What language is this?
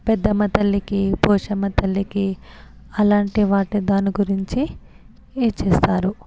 Telugu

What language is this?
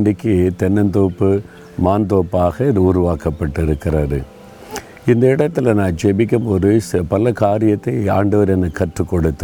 Tamil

